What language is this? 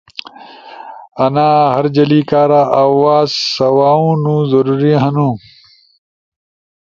Ushojo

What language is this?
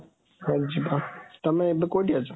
Odia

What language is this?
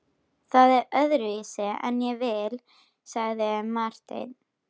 Icelandic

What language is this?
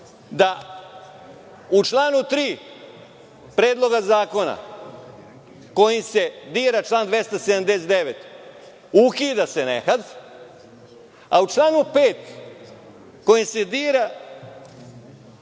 Serbian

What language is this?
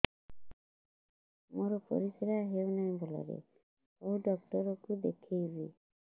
Odia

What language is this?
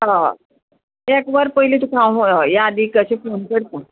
Konkani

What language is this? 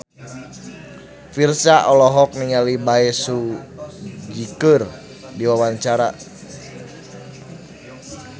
Sundanese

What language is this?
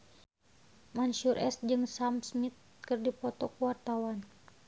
Sundanese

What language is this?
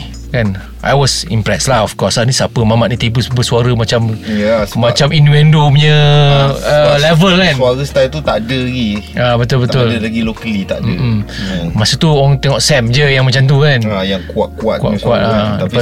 Malay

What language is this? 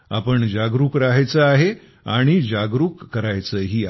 Marathi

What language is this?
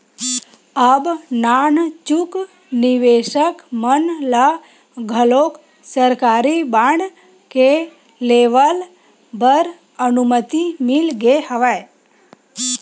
Chhattisgarhi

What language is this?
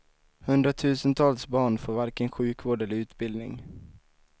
Swedish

